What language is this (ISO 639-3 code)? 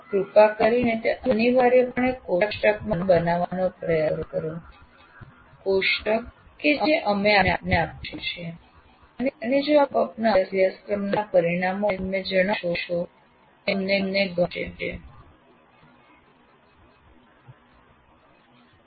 guj